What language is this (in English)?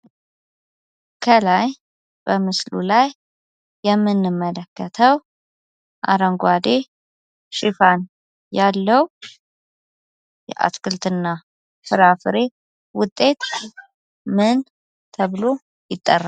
Amharic